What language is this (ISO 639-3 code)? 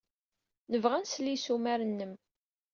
kab